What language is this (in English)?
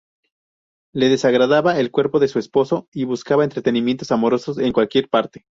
Spanish